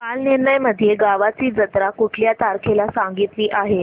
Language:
Marathi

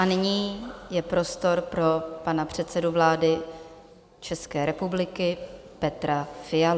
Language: Czech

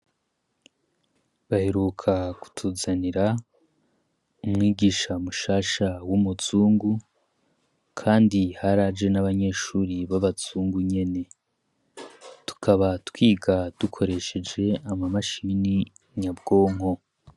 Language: Rundi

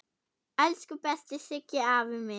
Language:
Icelandic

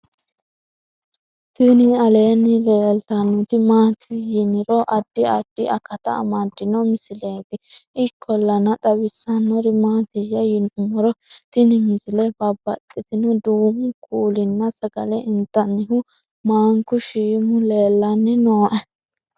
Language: Sidamo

